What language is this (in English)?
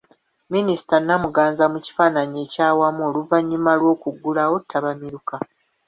Ganda